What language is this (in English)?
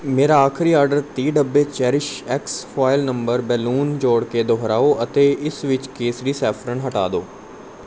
Punjabi